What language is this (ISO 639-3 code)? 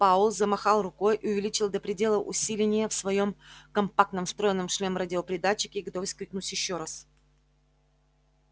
rus